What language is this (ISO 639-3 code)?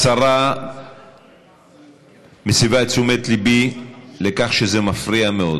heb